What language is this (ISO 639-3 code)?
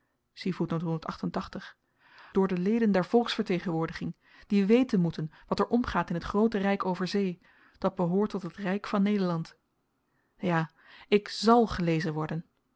nld